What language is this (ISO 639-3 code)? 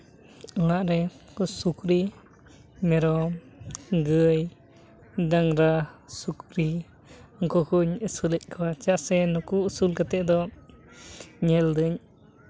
sat